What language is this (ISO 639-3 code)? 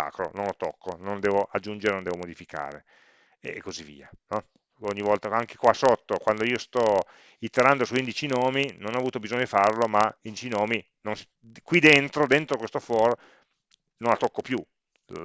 ita